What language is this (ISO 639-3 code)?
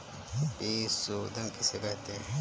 hin